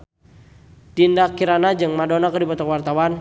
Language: Sundanese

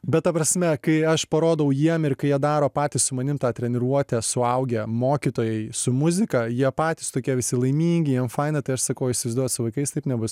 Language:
Lithuanian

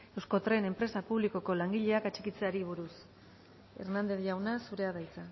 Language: Basque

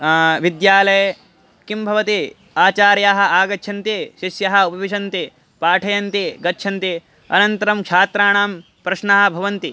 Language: Sanskrit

